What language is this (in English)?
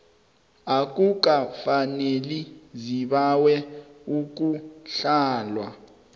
South Ndebele